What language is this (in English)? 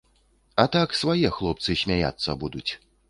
Belarusian